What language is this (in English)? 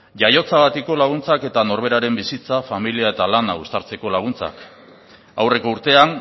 Basque